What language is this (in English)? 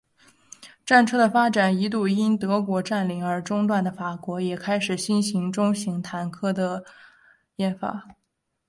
Chinese